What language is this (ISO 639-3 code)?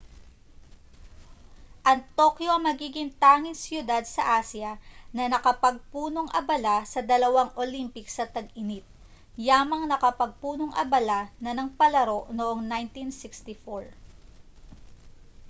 fil